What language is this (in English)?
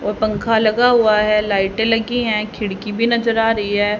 Hindi